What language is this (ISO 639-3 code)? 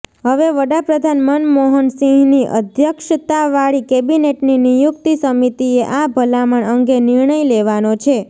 guj